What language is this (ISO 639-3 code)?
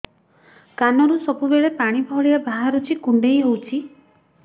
ori